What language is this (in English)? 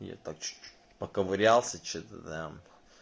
Russian